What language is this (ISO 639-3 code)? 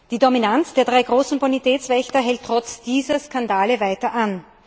deu